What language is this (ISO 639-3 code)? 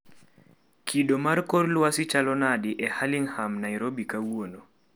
luo